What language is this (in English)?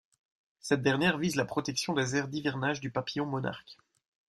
French